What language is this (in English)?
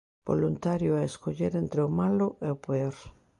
Galician